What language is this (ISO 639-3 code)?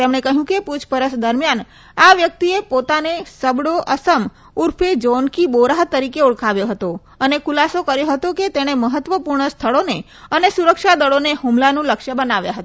guj